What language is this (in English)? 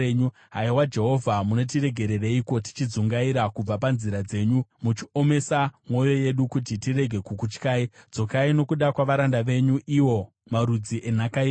Shona